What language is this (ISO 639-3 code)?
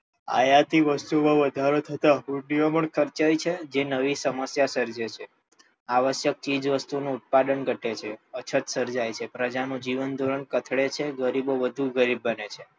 guj